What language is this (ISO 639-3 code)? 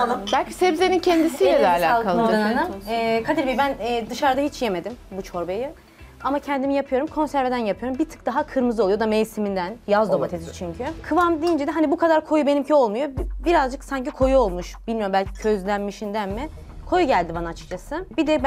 tur